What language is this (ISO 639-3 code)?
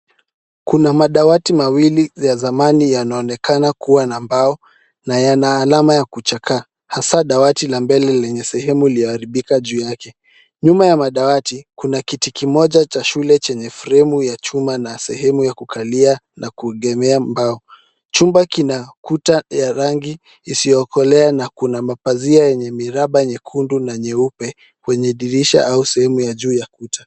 swa